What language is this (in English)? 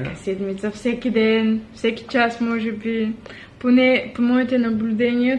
Bulgarian